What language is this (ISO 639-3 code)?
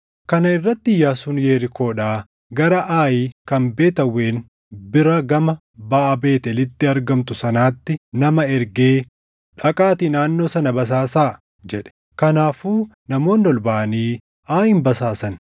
orm